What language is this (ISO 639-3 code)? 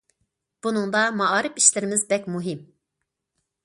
uig